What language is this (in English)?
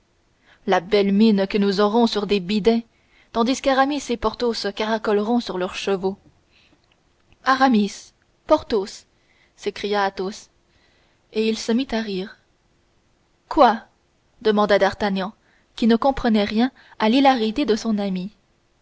French